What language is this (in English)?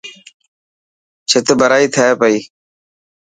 Dhatki